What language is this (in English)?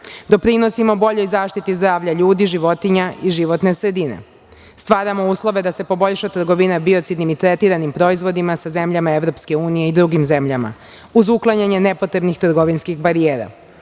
Serbian